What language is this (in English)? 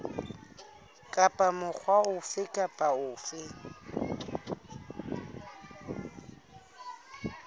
Southern Sotho